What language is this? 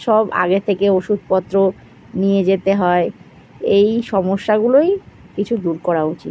Bangla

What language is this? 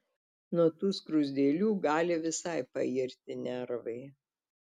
Lithuanian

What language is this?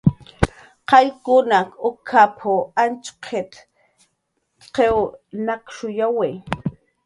Jaqaru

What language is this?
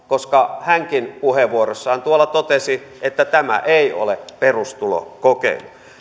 Finnish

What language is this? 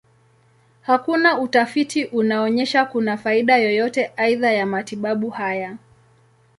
Swahili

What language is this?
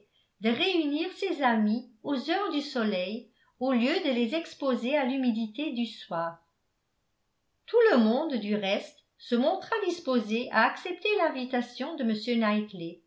French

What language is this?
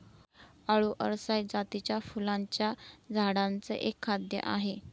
Marathi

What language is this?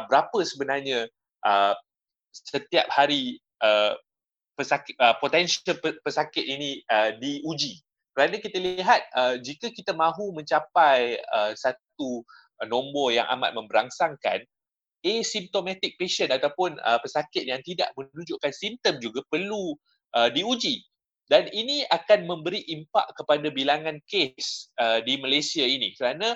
Malay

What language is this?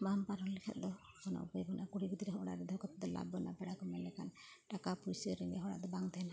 Santali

